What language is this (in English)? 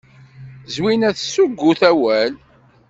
Kabyle